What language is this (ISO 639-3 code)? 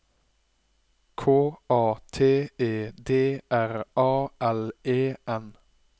nor